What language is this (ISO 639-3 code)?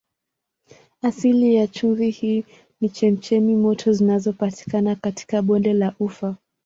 swa